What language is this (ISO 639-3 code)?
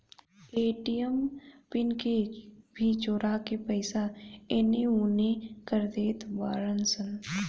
bho